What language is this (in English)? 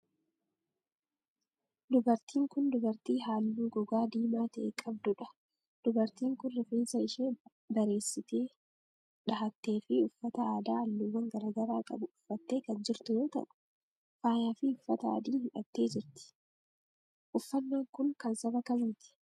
Oromo